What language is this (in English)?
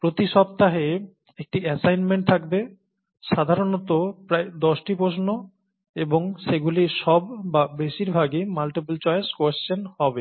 Bangla